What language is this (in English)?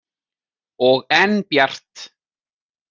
Icelandic